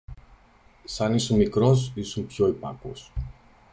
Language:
Greek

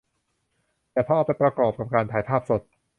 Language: Thai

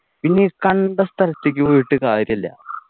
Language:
Malayalam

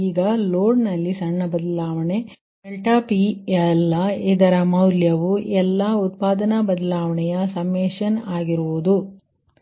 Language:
Kannada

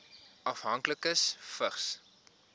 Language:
Afrikaans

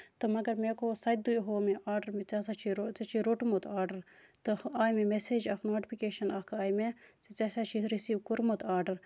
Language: Kashmiri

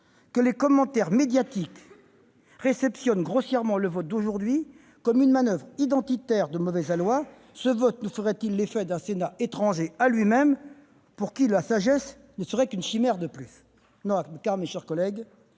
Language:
French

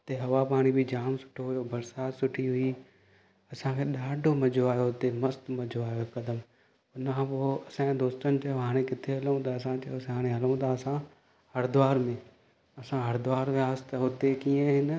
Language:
Sindhi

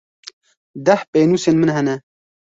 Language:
Kurdish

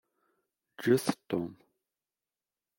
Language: Kabyle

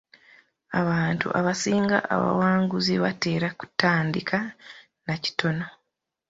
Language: Ganda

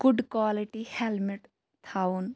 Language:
Kashmiri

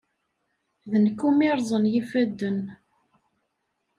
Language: Kabyle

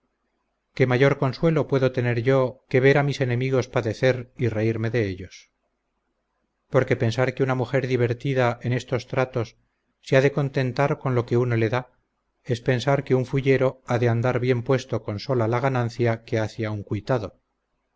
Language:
Spanish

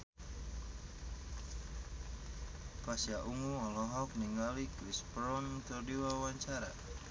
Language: Sundanese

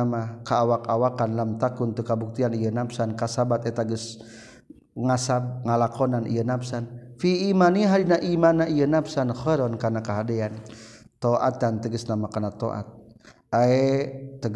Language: Malay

